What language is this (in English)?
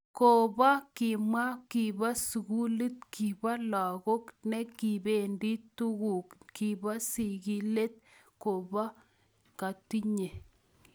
Kalenjin